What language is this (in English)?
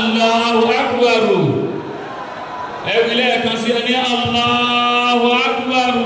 Arabic